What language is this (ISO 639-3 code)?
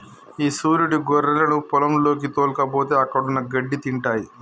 tel